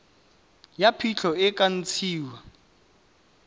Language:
Tswana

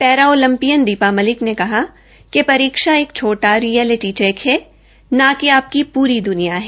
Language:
Hindi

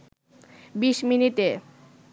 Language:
Bangla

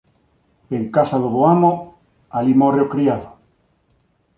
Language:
Galician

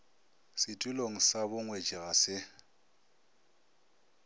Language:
Northern Sotho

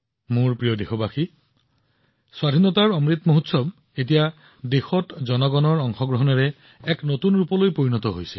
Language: Assamese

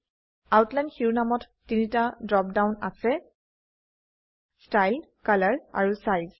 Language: Assamese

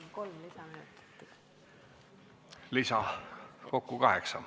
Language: Estonian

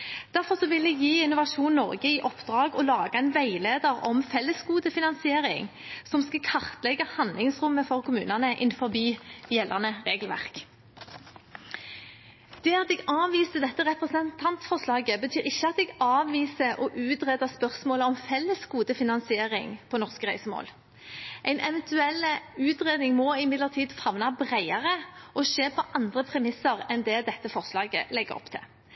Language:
Norwegian Bokmål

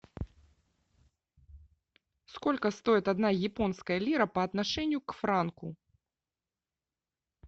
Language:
Russian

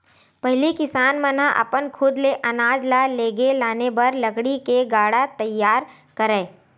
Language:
Chhattisgarhi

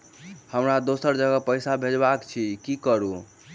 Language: Maithili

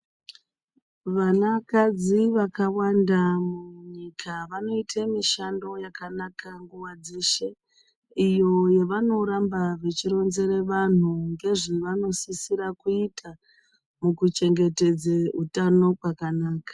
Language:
Ndau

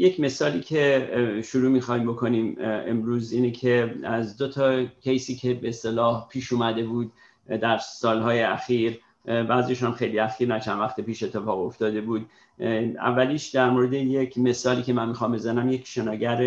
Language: Persian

